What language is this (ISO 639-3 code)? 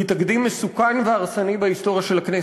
heb